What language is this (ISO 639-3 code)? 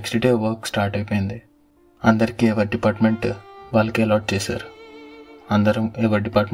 tel